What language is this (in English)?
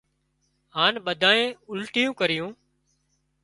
Wadiyara Koli